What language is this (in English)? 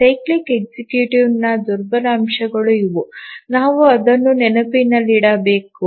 Kannada